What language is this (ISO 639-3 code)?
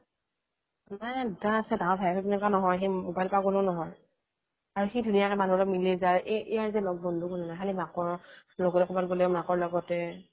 asm